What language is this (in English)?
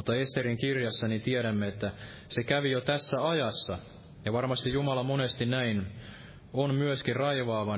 Finnish